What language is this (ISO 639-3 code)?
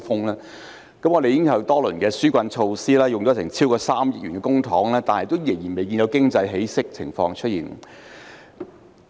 yue